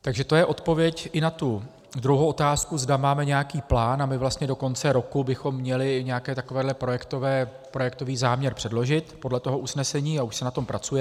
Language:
Czech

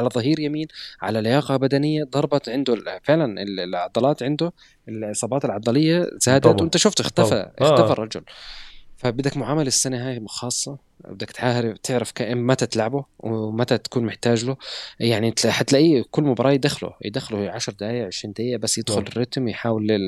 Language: Arabic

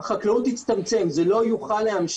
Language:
Hebrew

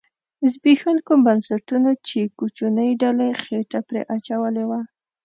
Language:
Pashto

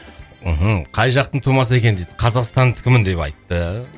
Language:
Kazakh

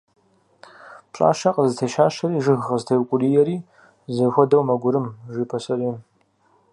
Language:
Kabardian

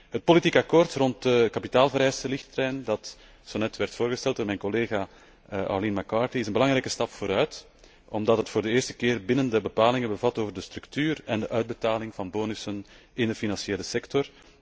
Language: Dutch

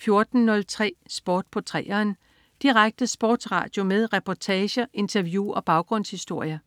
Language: Danish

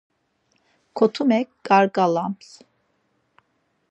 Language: Laz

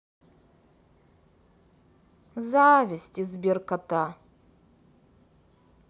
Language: Russian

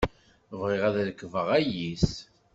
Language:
Kabyle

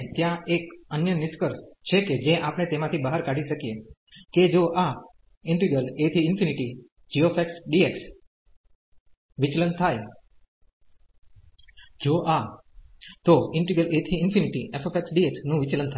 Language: Gujarati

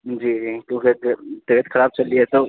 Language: Urdu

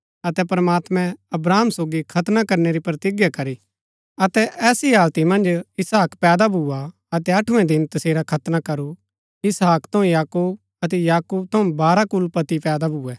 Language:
Gaddi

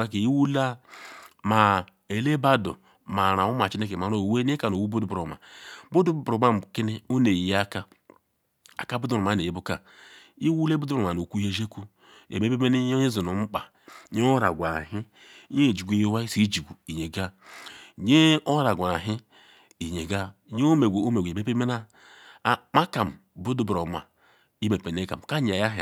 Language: Ikwere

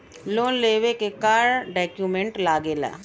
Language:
Bhojpuri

